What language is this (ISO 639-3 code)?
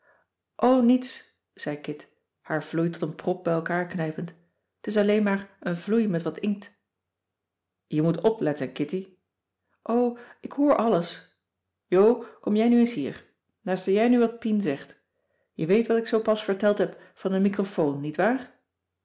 nld